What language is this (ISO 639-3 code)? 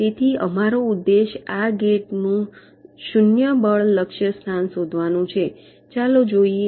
guj